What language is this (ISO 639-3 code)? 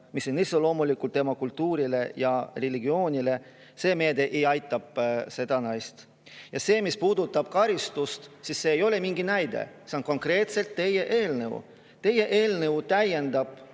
est